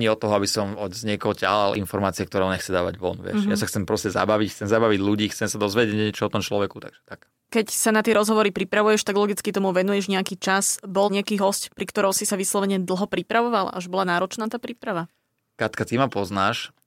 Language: Slovak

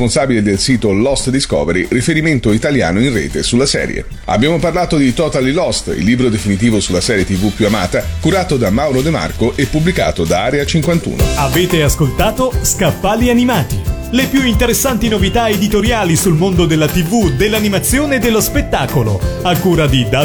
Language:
Italian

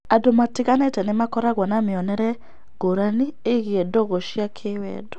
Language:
Kikuyu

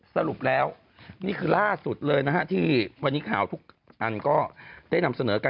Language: Thai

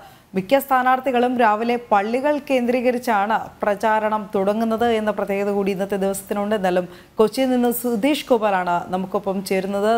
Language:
Malayalam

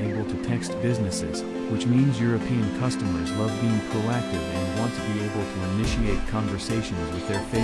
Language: English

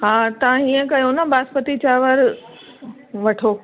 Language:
Sindhi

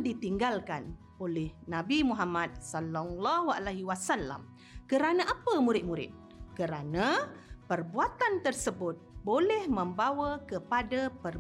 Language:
Malay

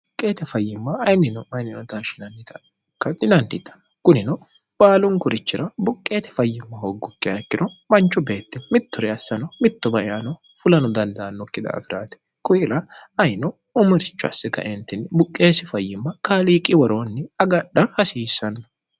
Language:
Sidamo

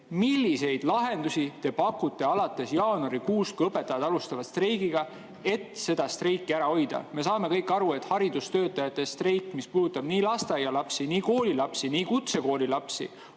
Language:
Estonian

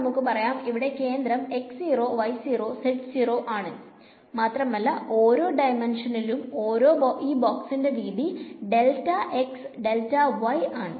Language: Malayalam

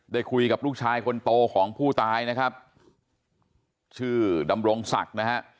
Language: Thai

